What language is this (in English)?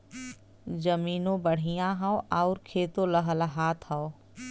Bhojpuri